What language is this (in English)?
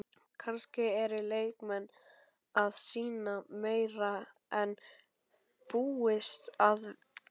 Icelandic